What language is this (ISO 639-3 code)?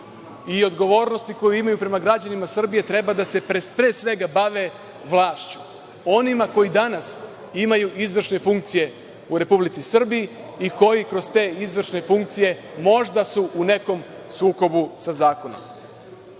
srp